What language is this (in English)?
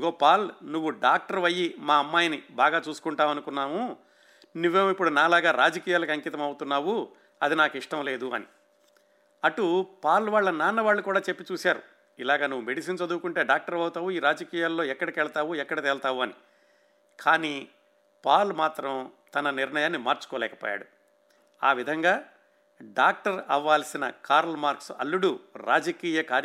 Telugu